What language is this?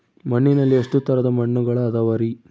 Kannada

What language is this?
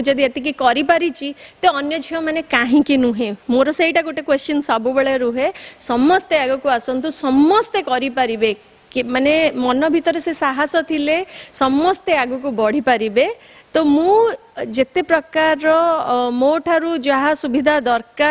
Hindi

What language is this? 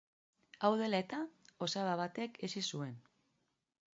Basque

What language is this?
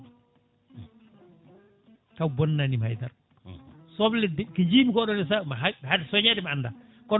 Fula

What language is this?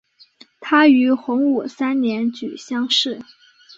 Chinese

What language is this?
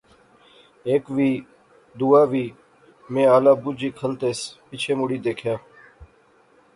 Pahari-Potwari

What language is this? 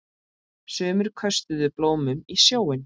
Icelandic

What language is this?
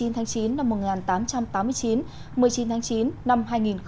Vietnamese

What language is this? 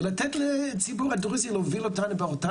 Hebrew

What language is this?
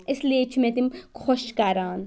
Kashmiri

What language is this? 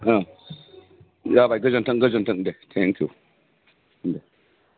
Bodo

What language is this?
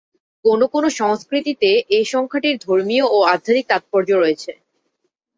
Bangla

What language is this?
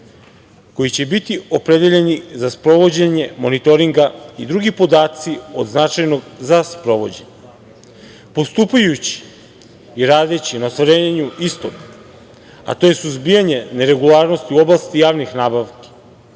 Serbian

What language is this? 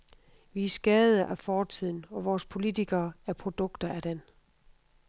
Danish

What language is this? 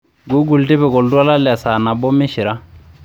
Masai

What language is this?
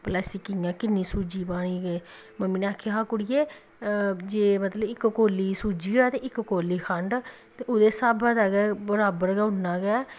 Dogri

